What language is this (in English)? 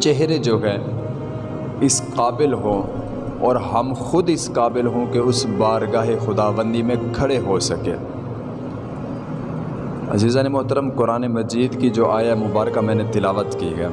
Urdu